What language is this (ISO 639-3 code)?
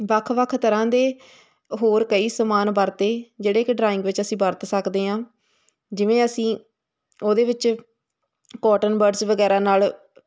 pan